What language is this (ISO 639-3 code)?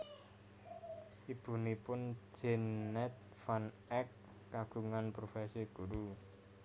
jav